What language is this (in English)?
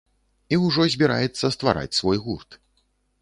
Belarusian